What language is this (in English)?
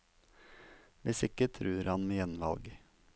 Norwegian